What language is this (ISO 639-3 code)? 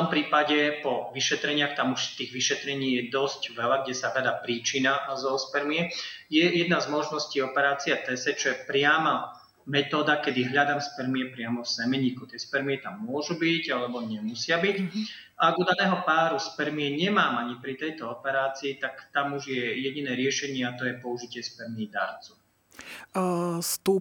slk